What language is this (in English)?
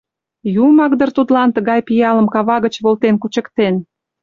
Mari